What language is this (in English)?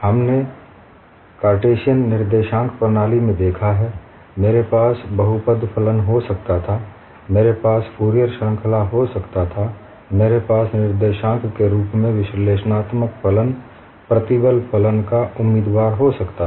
Hindi